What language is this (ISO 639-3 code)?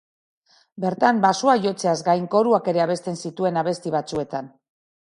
eus